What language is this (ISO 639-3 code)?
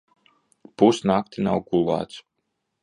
lav